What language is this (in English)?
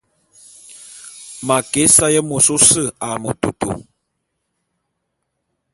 Bulu